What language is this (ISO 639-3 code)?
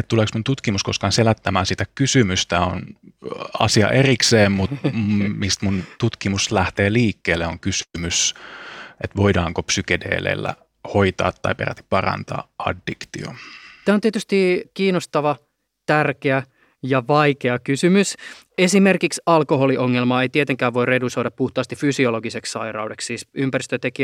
fin